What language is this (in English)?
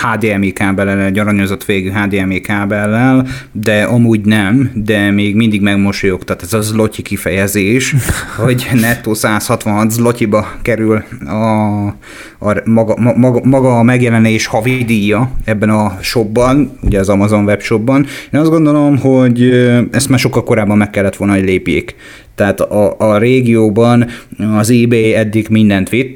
Hungarian